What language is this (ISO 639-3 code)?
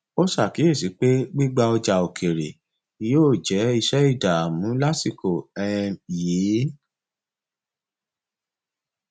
yor